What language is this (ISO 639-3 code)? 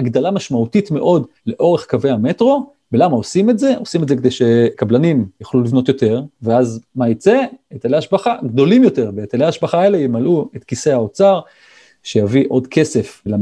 heb